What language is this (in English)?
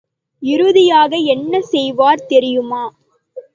Tamil